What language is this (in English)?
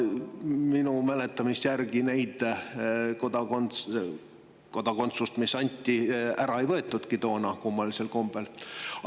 Estonian